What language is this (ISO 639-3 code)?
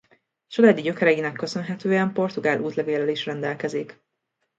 hun